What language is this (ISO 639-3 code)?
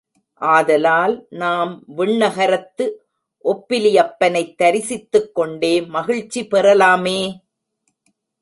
tam